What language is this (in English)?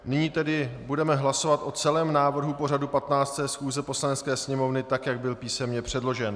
Czech